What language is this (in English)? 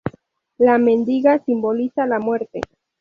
Spanish